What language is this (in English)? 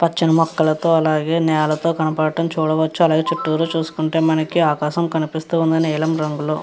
Telugu